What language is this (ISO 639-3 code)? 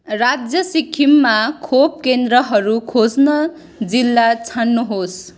nep